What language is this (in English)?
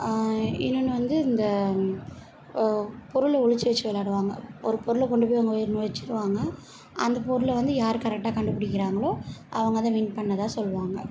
Tamil